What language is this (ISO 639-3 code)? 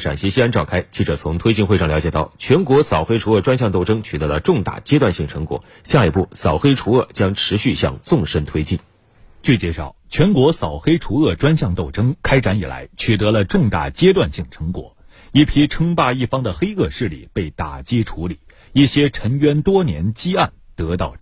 zho